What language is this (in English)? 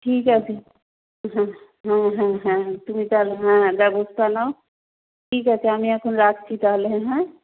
Bangla